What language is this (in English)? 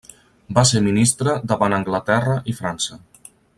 Catalan